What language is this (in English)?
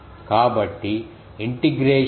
Telugu